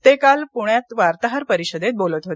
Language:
Marathi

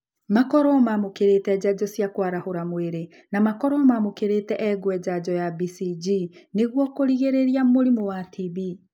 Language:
Kikuyu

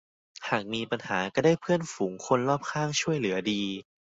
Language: Thai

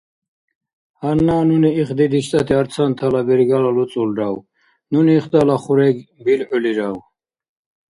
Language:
Dargwa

